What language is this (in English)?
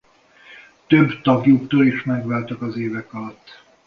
Hungarian